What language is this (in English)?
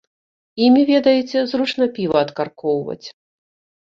Belarusian